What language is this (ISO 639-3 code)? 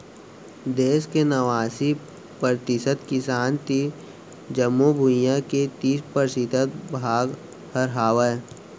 hne